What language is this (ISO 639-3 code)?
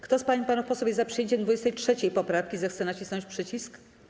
pol